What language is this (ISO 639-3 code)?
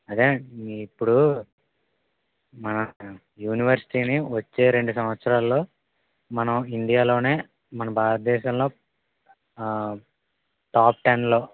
tel